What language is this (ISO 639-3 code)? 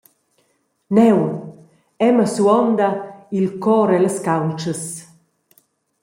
roh